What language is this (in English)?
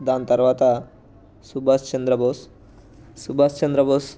Telugu